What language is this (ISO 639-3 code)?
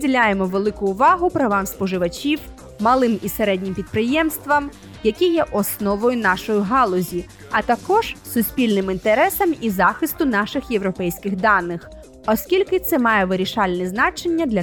ukr